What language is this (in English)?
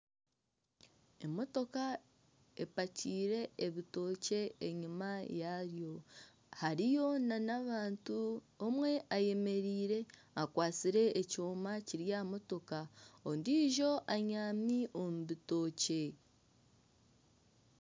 Nyankole